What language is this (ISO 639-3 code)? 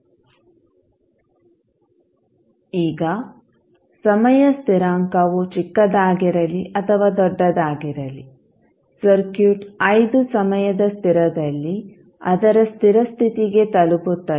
kan